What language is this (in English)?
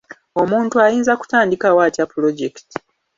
Ganda